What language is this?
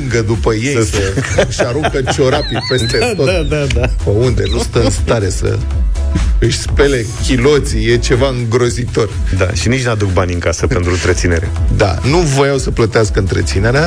Romanian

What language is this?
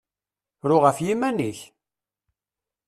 Kabyle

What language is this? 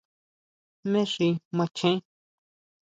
Huautla Mazatec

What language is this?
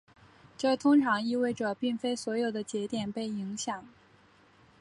Chinese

